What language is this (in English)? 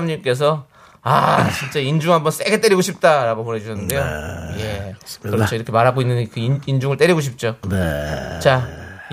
Korean